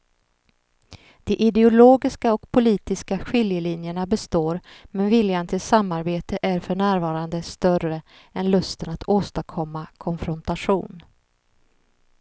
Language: Swedish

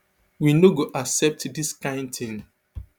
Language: Nigerian Pidgin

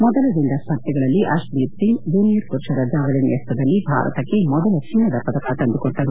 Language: Kannada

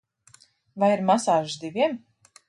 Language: Latvian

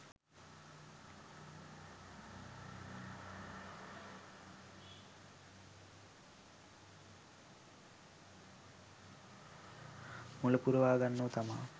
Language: Sinhala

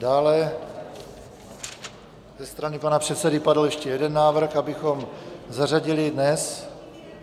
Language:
Czech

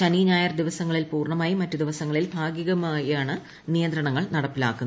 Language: Malayalam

